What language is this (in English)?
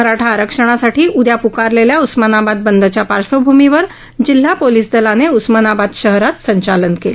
Marathi